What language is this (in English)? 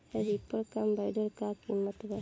Bhojpuri